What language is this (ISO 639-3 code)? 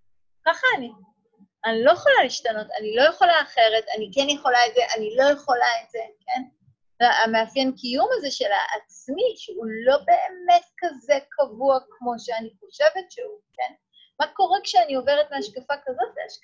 heb